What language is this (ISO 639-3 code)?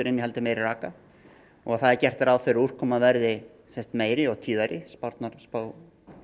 isl